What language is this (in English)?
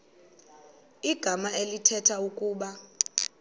Xhosa